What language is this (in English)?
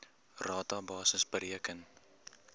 Afrikaans